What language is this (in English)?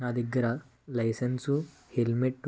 Telugu